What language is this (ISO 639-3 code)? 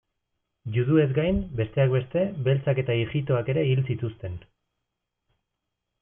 eus